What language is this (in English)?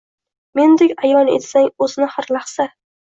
Uzbek